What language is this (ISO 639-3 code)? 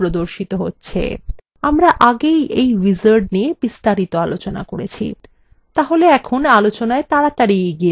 ben